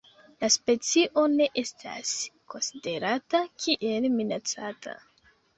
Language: Esperanto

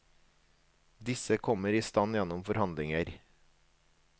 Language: Norwegian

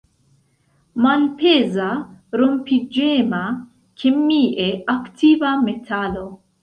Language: Esperanto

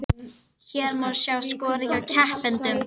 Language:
Icelandic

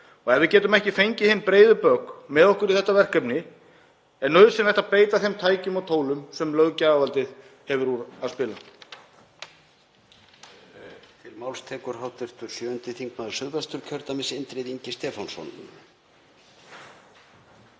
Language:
Icelandic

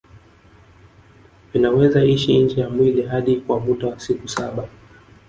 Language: Swahili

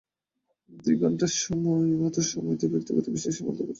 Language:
Bangla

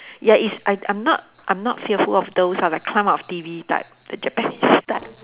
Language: English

